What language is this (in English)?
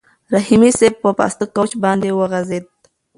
Pashto